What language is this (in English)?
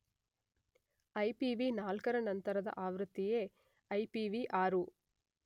Kannada